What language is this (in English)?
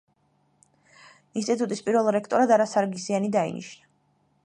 Georgian